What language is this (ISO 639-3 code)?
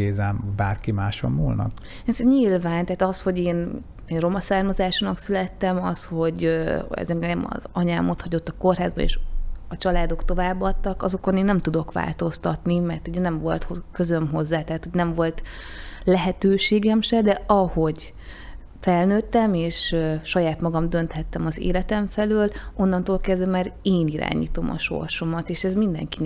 hun